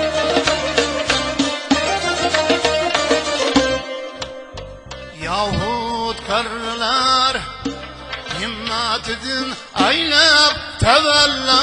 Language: Uzbek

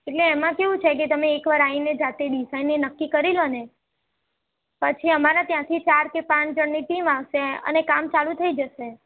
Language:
Gujarati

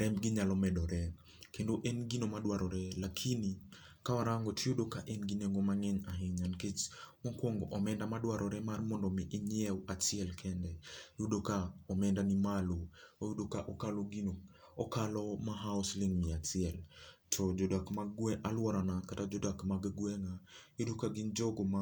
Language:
Luo (Kenya and Tanzania)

